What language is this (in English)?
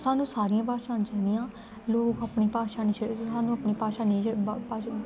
Dogri